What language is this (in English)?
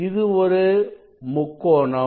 Tamil